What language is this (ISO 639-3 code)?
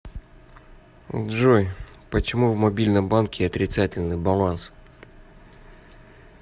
rus